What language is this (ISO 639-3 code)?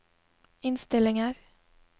nor